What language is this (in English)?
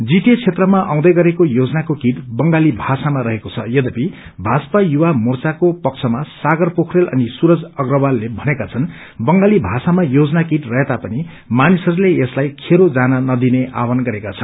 Nepali